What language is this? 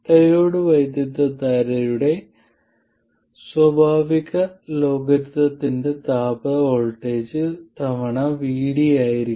Malayalam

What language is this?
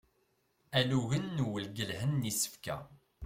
Kabyle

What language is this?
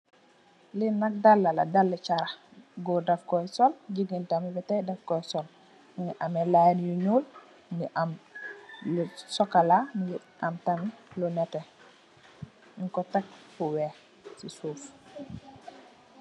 Wolof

